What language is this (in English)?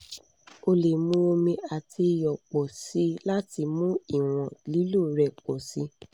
Yoruba